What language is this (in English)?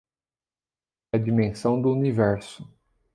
Portuguese